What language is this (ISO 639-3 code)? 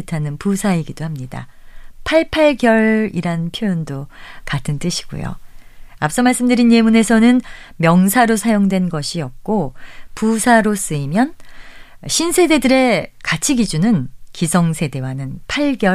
kor